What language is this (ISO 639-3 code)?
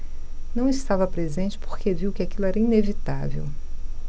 por